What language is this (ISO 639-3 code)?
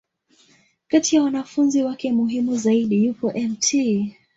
swa